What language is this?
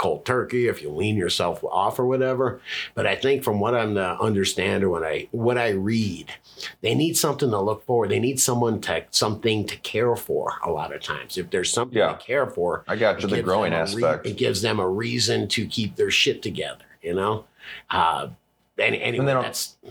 English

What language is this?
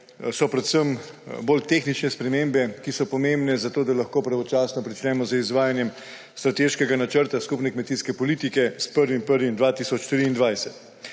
Slovenian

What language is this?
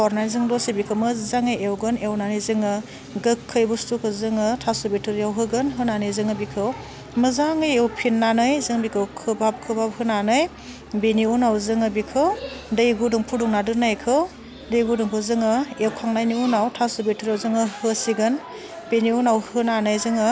Bodo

